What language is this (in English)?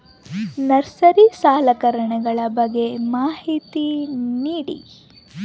Kannada